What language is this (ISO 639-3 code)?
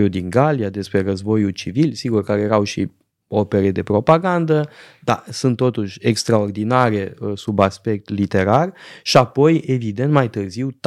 ron